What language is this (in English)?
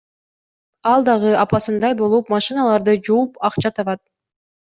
Kyrgyz